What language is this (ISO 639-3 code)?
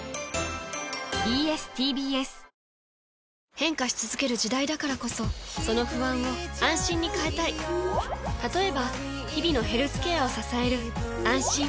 jpn